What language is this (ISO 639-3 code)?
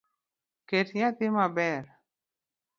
luo